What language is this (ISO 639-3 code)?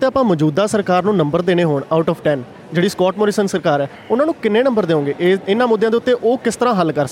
pan